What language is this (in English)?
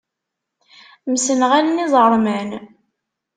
Kabyle